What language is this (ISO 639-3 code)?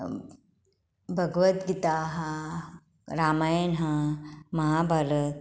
kok